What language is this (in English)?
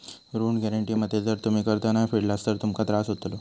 Marathi